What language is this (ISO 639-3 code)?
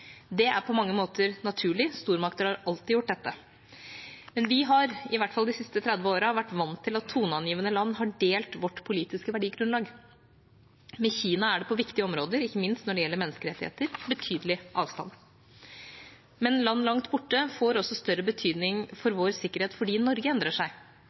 nob